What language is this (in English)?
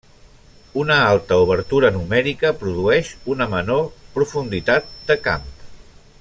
Catalan